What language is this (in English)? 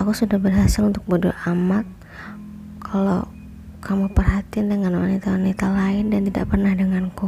Indonesian